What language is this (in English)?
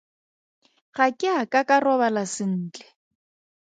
Tswana